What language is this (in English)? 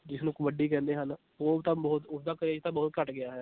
Punjabi